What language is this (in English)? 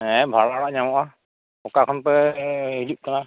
Santali